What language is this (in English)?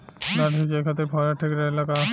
Bhojpuri